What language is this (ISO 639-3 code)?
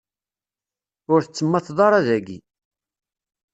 kab